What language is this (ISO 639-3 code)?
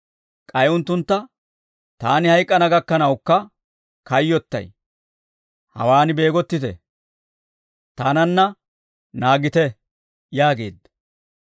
dwr